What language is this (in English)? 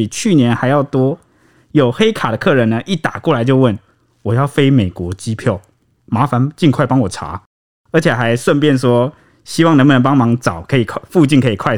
Chinese